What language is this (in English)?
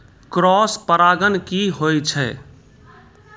Maithili